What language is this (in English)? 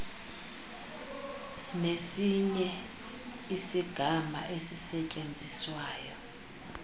Xhosa